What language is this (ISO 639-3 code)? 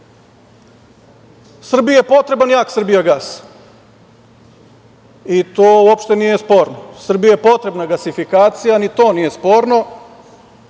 srp